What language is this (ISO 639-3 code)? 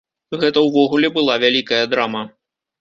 bel